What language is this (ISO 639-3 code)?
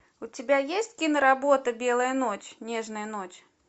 rus